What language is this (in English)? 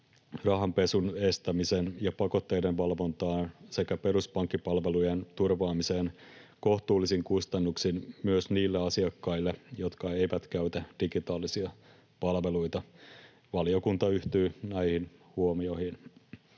Finnish